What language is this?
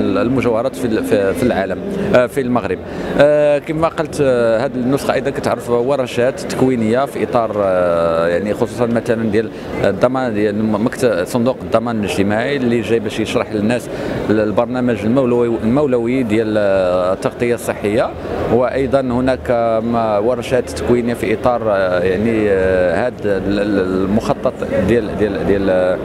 Arabic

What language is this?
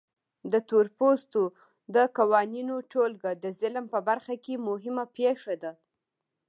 Pashto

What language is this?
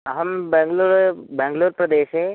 Sanskrit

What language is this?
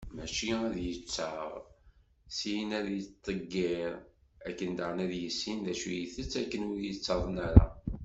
Kabyle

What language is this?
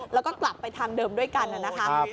Thai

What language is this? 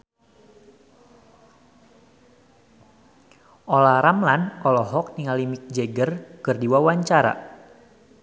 Sundanese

